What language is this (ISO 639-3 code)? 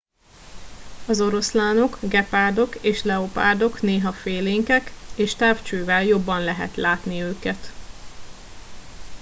hun